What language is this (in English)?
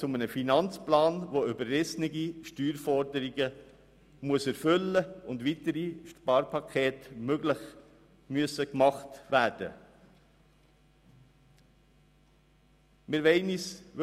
Swiss German